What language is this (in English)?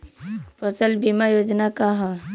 Bhojpuri